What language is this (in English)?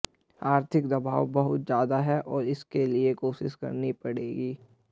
Hindi